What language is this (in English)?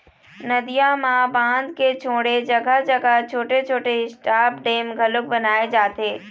Chhattisgarhi